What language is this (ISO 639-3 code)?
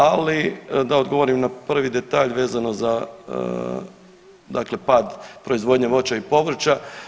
hrv